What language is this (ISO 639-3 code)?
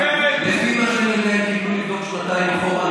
heb